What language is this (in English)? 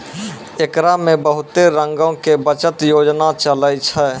Maithili